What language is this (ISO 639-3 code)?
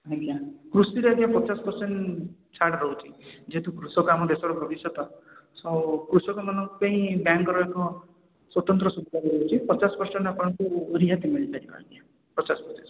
ori